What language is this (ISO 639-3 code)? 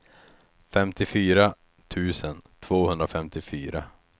swe